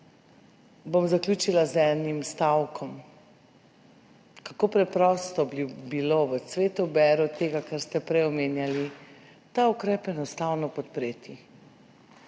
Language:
Slovenian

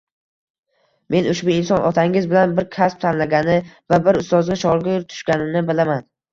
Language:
Uzbek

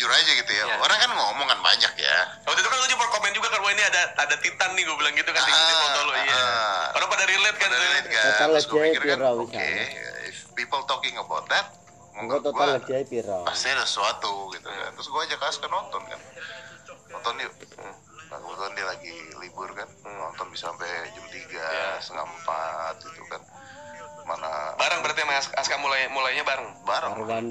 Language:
Indonesian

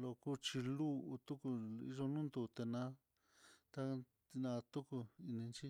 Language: Mitlatongo Mixtec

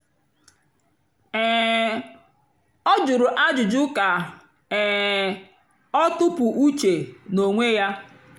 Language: Igbo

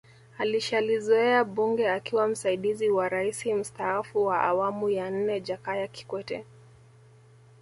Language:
Swahili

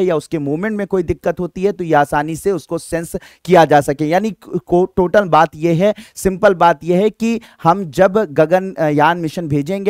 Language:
Hindi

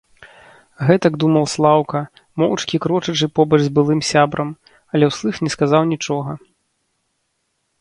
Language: Belarusian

